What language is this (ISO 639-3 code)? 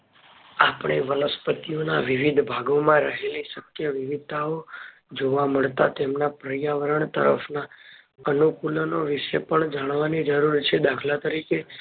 guj